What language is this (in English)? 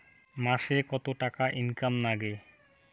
Bangla